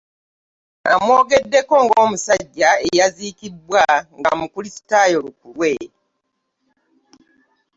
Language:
Ganda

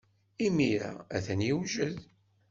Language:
Kabyle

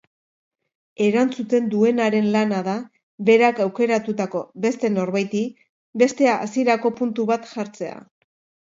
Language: Basque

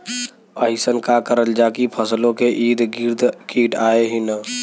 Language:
Bhojpuri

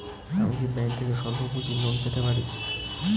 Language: Bangla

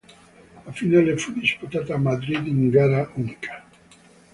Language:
Italian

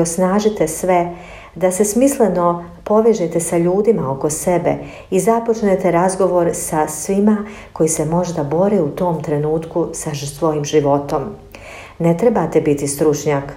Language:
Croatian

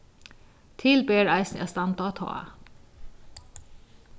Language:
Faroese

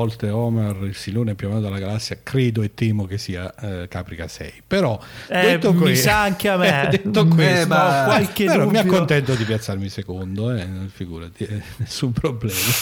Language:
Italian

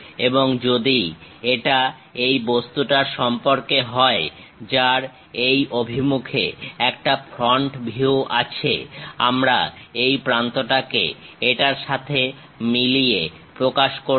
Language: Bangla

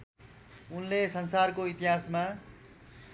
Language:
Nepali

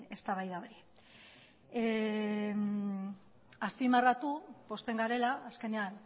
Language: Basque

